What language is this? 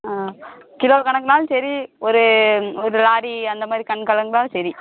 Tamil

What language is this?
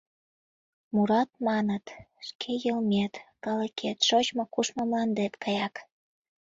Mari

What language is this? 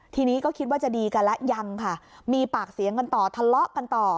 Thai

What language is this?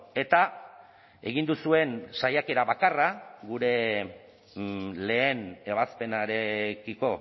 Basque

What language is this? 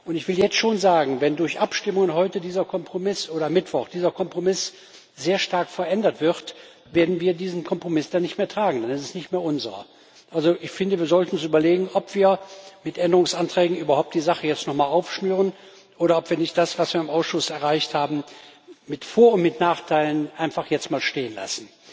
German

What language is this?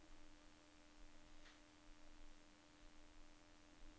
Norwegian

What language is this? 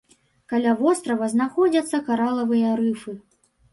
Belarusian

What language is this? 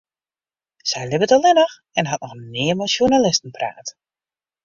Western Frisian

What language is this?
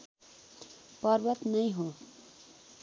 Nepali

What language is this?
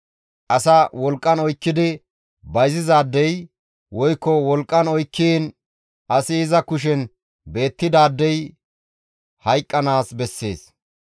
Gamo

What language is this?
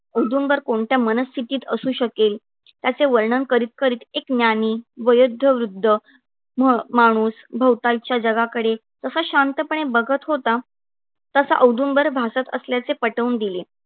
Marathi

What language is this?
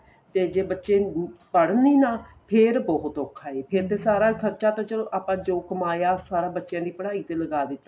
Punjabi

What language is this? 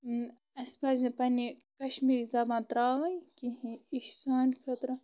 Kashmiri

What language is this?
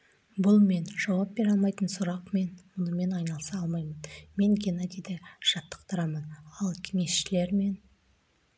Kazakh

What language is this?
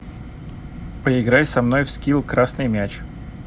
Russian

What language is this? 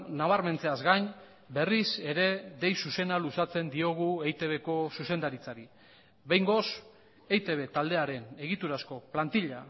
Basque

